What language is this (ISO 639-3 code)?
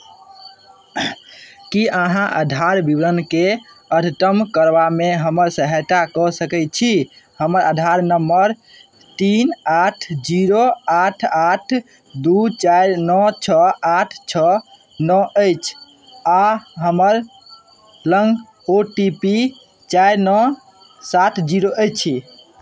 mai